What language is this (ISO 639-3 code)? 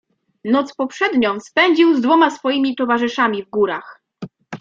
pol